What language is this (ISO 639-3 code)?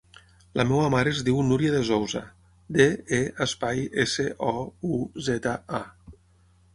cat